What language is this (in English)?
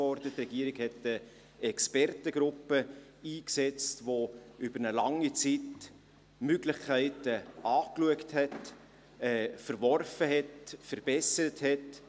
Swiss German